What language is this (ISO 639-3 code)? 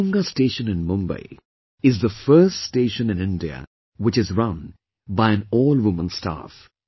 eng